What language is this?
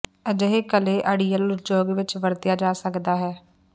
Punjabi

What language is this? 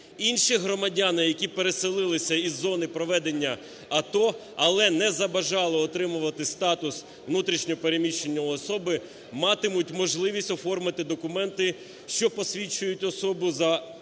Ukrainian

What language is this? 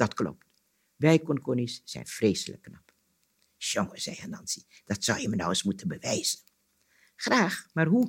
Dutch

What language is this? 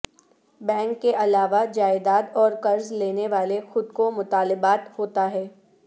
Urdu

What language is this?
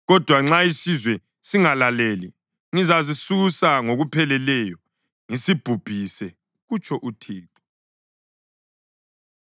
North Ndebele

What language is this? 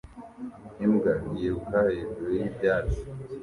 Kinyarwanda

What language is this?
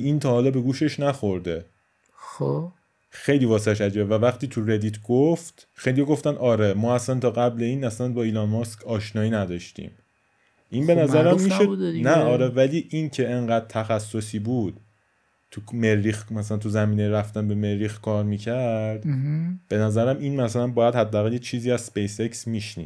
Persian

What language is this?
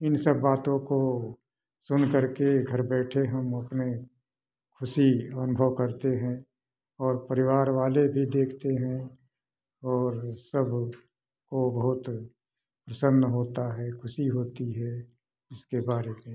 Hindi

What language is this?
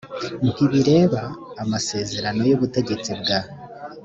Kinyarwanda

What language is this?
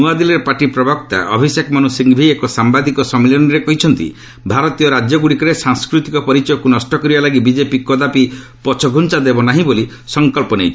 Odia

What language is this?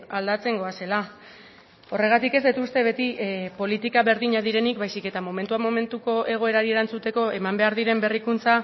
Basque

